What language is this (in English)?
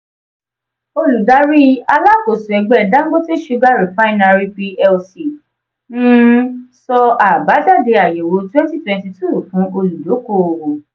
Yoruba